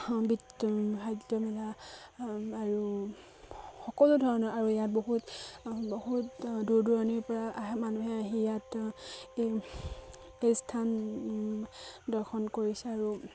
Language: Assamese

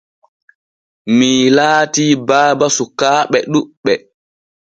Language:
Borgu Fulfulde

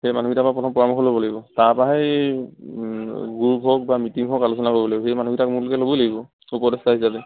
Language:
Assamese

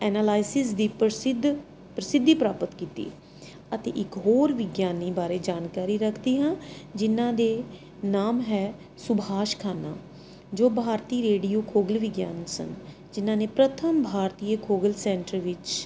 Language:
Punjabi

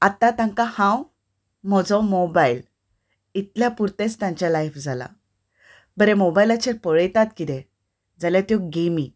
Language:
Konkani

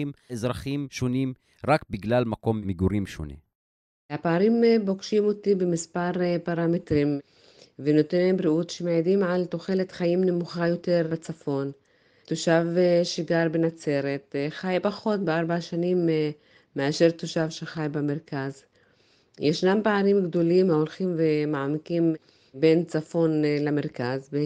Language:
Hebrew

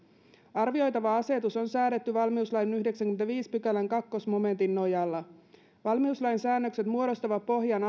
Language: Finnish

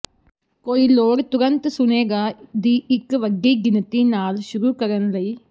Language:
Punjabi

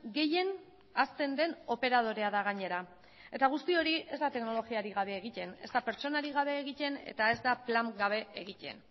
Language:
Basque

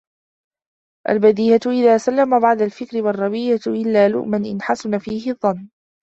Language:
Arabic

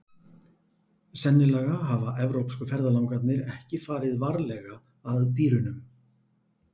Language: Icelandic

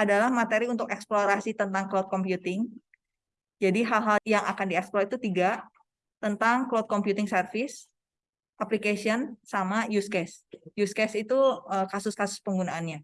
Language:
Indonesian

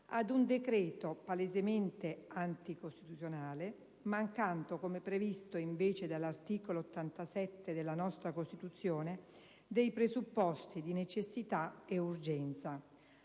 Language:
Italian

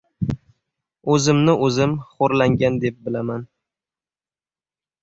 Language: Uzbek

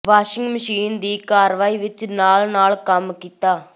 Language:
Punjabi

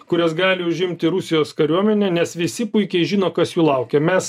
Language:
Lithuanian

